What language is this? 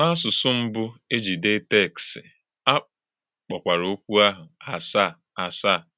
Igbo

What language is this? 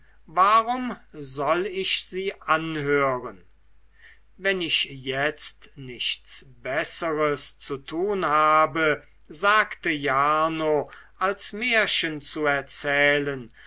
German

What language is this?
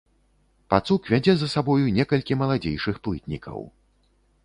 Belarusian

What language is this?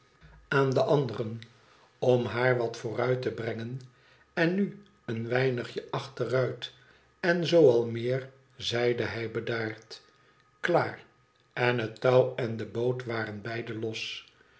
Dutch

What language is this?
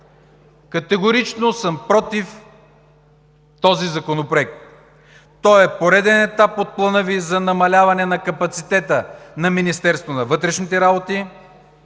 Bulgarian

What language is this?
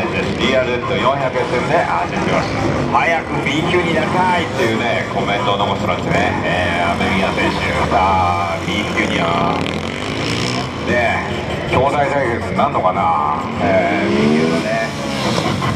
Japanese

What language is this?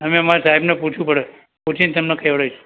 Gujarati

